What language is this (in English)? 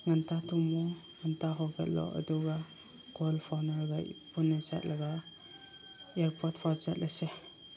Manipuri